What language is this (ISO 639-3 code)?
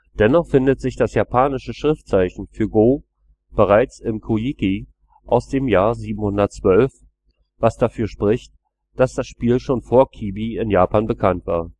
deu